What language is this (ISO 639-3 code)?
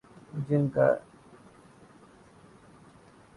urd